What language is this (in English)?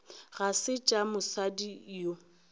Northern Sotho